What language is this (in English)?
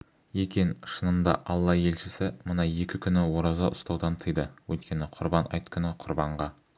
Kazakh